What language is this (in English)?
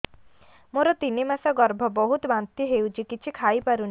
Odia